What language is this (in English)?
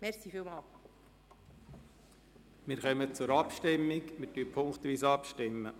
Swiss German